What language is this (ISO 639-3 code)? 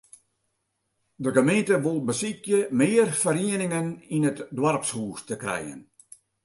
fry